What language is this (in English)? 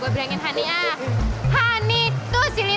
Indonesian